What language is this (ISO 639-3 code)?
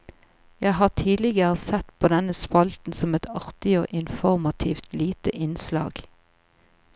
nor